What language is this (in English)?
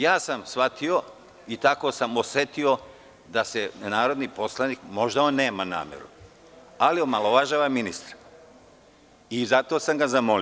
Serbian